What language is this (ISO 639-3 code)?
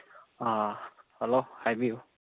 mni